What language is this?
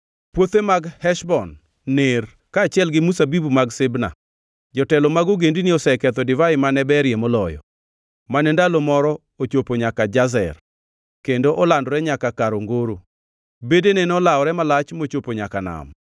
Luo (Kenya and Tanzania)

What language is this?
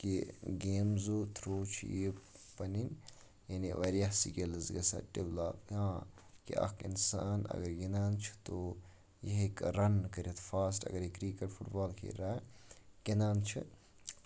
Kashmiri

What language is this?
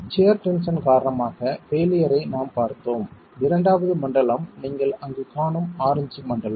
Tamil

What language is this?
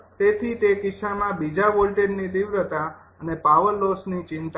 Gujarati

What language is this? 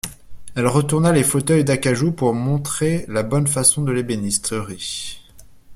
French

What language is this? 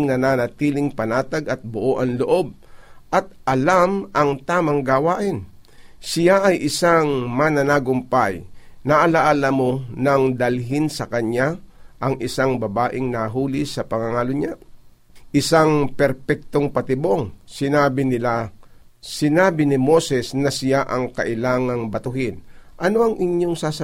Filipino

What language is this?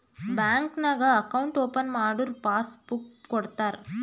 Kannada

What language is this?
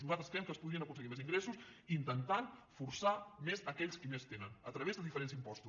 Catalan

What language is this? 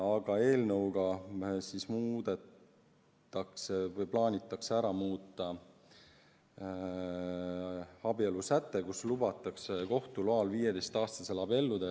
Estonian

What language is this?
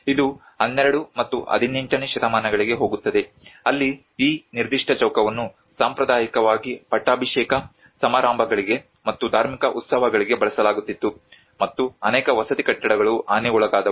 Kannada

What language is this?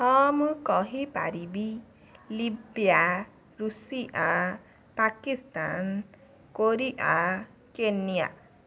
Odia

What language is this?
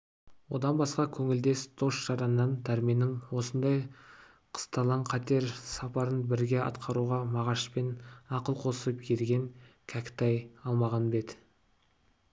Kazakh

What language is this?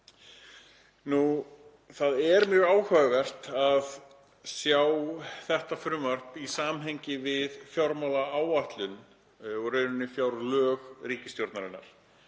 Icelandic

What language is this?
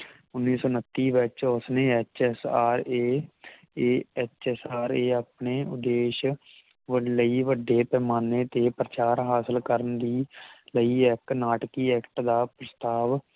Punjabi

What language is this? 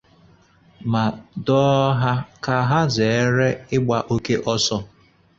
Igbo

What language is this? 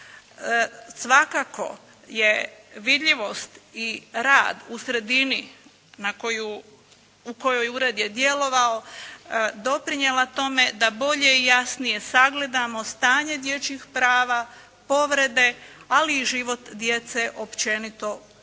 Croatian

